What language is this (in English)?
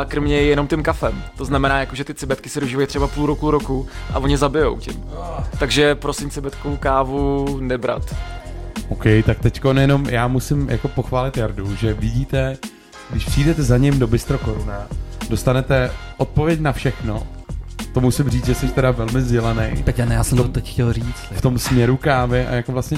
Czech